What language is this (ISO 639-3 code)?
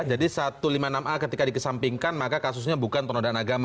ind